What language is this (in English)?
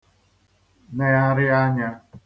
Igbo